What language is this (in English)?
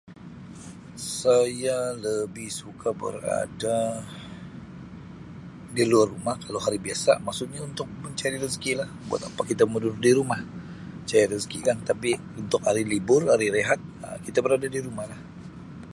Sabah Malay